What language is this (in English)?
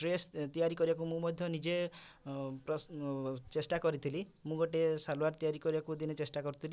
Odia